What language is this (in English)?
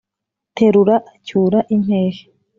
Kinyarwanda